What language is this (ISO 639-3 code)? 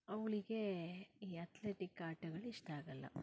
kan